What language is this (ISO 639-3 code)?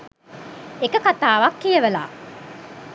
sin